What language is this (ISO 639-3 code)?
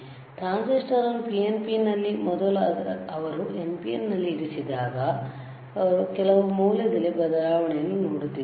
kan